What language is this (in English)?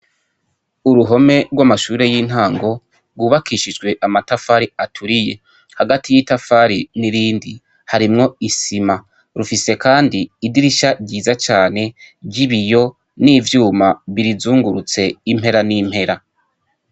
Rundi